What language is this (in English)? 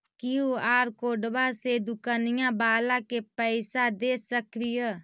Magahi